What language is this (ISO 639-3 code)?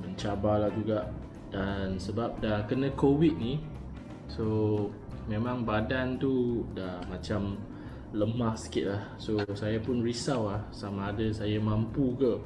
msa